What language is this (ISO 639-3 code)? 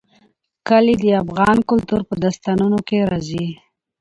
pus